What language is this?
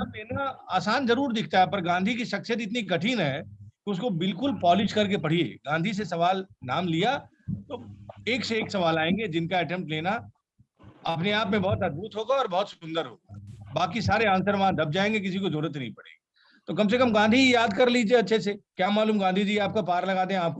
Hindi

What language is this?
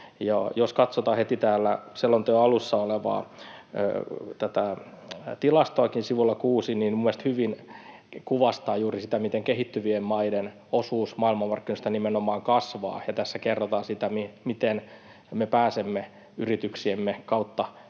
Finnish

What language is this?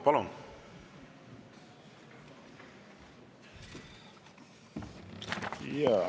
Estonian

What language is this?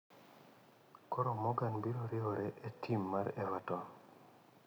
Luo (Kenya and Tanzania)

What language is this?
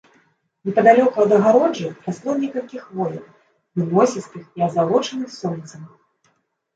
Belarusian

